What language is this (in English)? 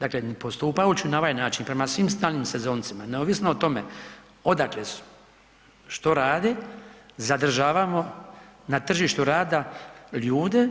Croatian